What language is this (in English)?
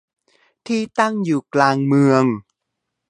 Thai